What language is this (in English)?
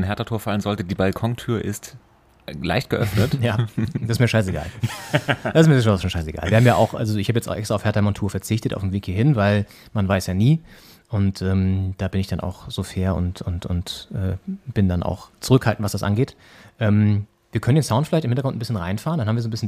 German